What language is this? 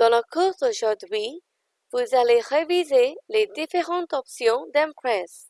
French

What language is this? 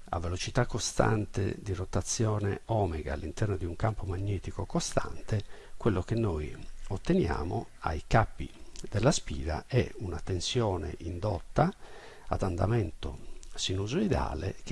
Italian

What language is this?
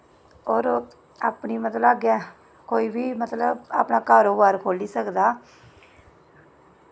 Dogri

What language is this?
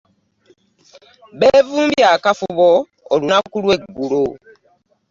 Ganda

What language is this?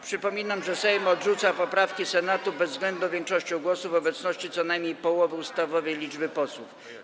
Polish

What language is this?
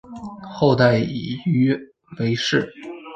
Chinese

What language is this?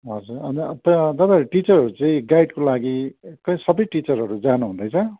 Nepali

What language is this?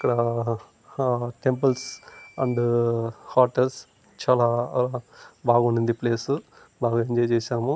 Telugu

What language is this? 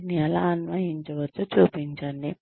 Telugu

